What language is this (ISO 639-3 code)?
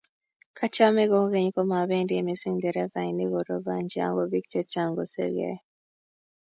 kln